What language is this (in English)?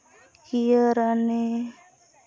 Santali